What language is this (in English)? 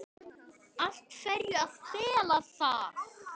Icelandic